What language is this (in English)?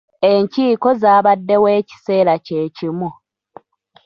Ganda